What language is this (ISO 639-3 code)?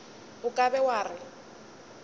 nso